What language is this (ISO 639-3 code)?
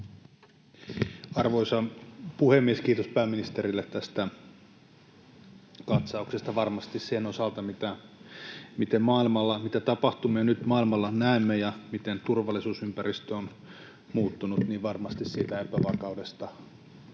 fin